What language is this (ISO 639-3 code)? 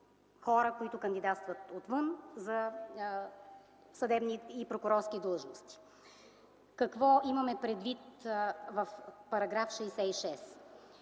bul